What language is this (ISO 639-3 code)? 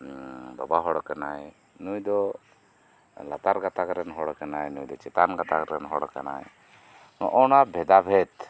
sat